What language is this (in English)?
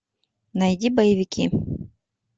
Russian